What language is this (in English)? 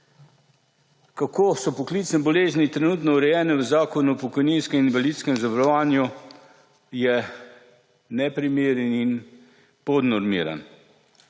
Slovenian